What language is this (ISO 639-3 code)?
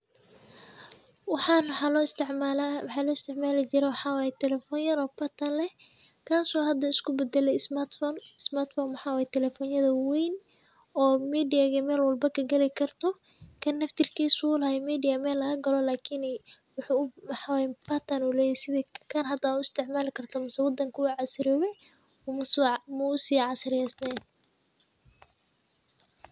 som